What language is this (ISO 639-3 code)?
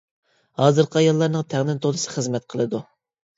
uig